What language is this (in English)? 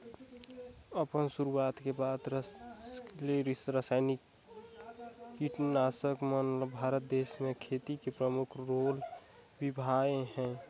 Chhattisgarhi